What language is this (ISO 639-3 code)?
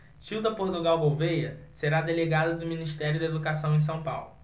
por